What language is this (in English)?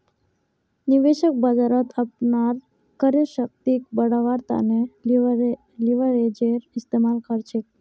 Magahi